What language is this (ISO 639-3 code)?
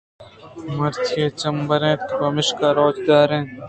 bgp